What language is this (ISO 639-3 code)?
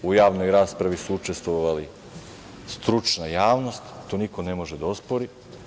srp